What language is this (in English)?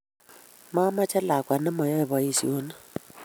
Kalenjin